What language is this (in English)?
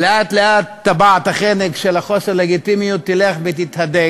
Hebrew